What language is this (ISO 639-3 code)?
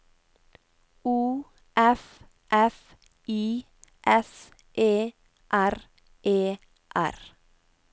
nor